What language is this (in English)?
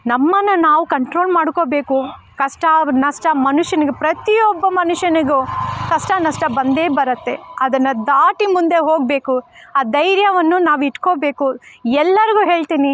Kannada